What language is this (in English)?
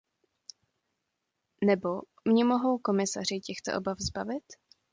Czech